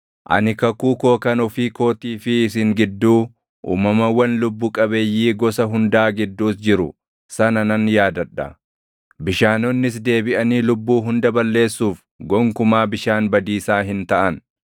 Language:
Oromo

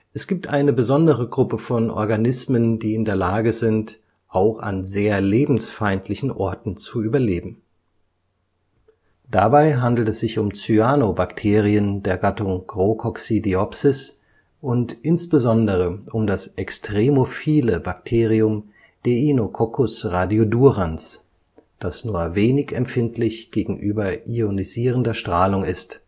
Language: German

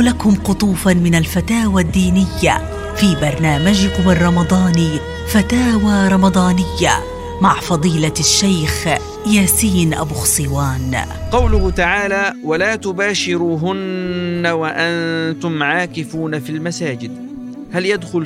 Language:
Arabic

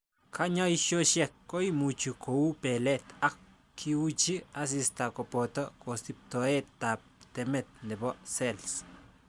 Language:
Kalenjin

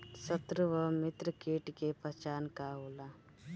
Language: Bhojpuri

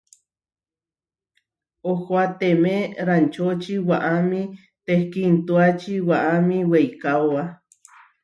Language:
Huarijio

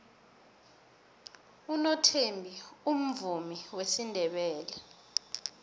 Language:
South Ndebele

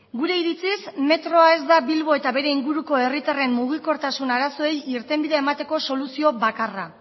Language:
Basque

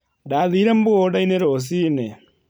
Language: Kikuyu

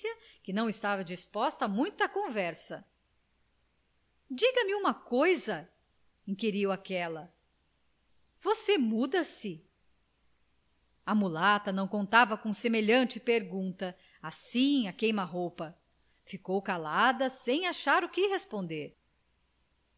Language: Portuguese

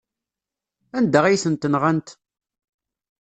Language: Kabyle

